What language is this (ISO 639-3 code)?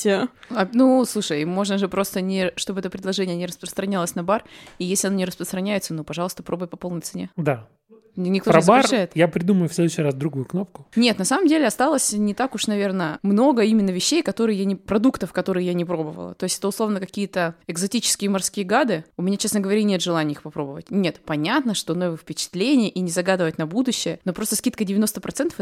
rus